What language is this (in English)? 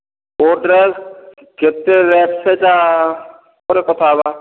Odia